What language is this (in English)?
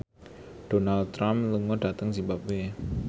Javanese